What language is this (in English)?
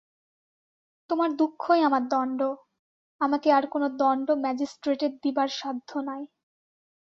Bangla